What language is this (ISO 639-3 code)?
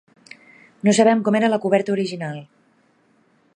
cat